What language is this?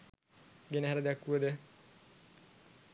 Sinhala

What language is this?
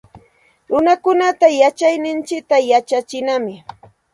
Santa Ana de Tusi Pasco Quechua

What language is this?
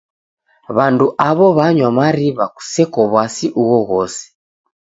Taita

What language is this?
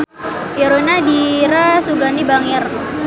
Sundanese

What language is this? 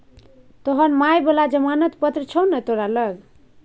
Maithili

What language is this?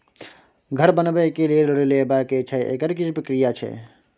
Maithili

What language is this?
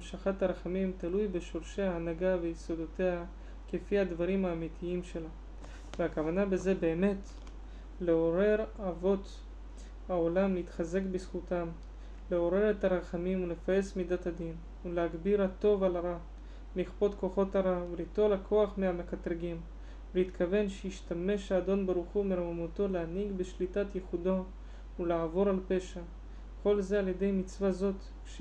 Hebrew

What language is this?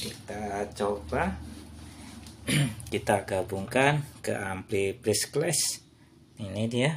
Indonesian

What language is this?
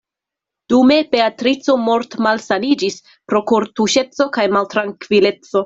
Esperanto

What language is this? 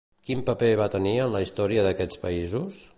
Catalan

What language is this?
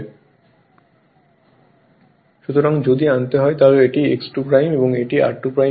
Bangla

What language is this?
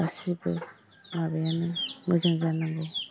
Bodo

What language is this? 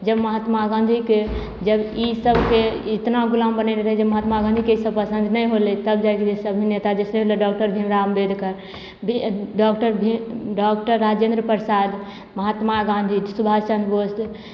Maithili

